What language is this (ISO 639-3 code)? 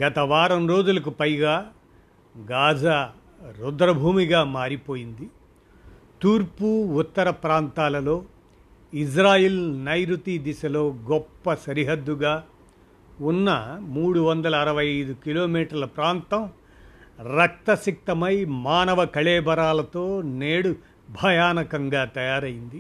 tel